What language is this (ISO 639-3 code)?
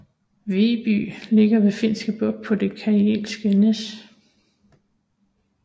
dan